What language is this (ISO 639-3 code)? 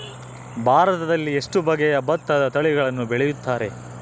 kan